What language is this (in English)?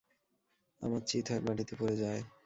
Bangla